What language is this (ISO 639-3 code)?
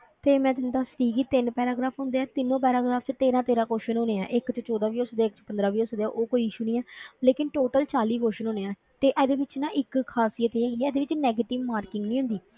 pan